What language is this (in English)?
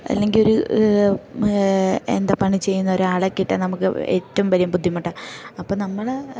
Malayalam